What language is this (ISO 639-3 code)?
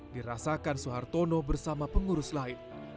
ind